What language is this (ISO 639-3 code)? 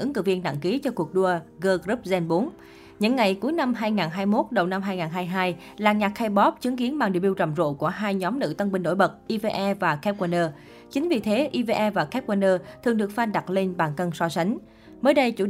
vie